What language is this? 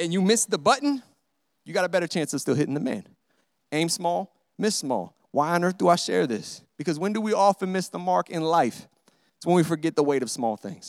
English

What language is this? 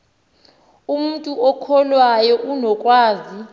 Xhosa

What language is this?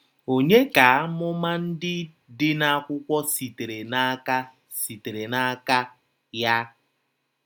Igbo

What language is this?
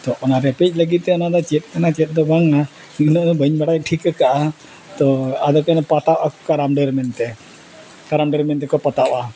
Santali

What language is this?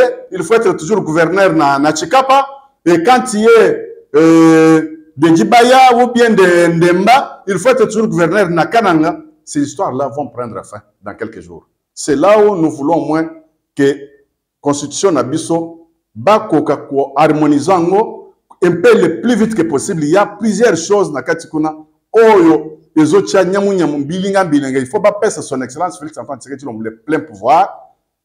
French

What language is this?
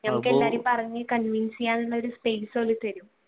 Malayalam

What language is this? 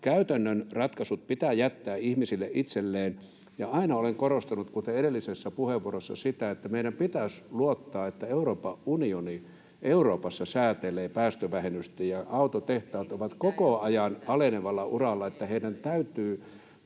Finnish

